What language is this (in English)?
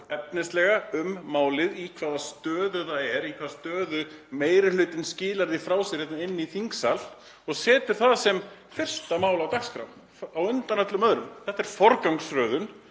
Icelandic